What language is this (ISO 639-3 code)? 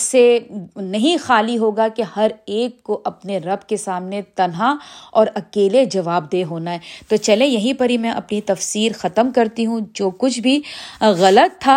urd